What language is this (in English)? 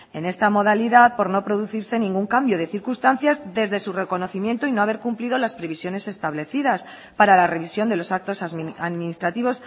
Spanish